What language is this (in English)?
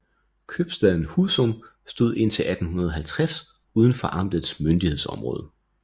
Danish